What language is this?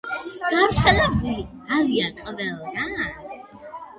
Georgian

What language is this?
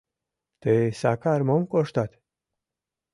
Mari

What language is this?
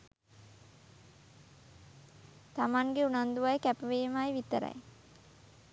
Sinhala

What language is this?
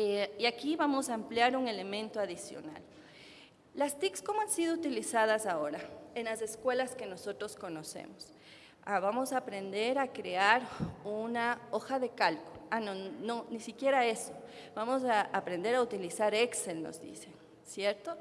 Spanish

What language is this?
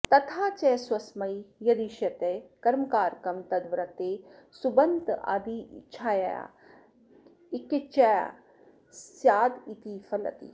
Sanskrit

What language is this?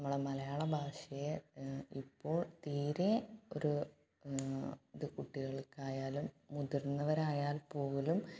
Malayalam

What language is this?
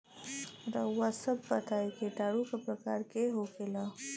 Bhojpuri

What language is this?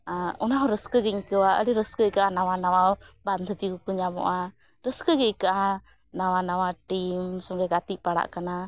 Santali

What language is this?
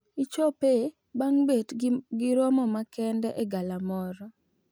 Luo (Kenya and Tanzania)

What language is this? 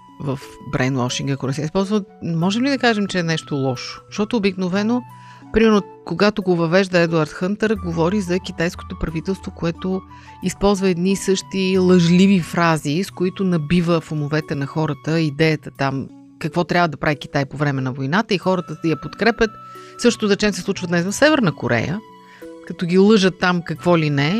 Bulgarian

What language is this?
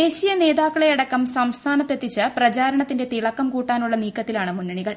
Malayalam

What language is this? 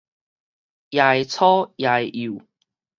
Min Nan Chinese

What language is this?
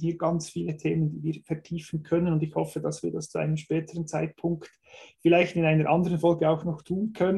German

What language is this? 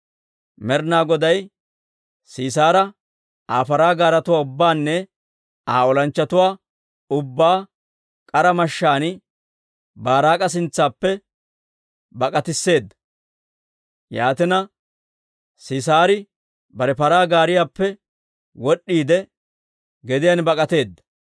Dawro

